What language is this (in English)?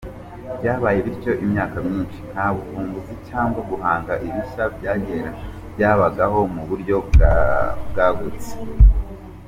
Kinyarwanda